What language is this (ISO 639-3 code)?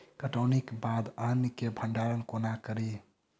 mai